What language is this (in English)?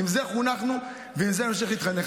Hebrew